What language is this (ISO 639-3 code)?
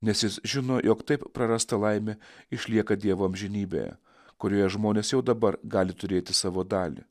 lit